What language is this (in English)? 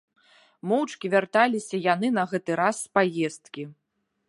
Belarusian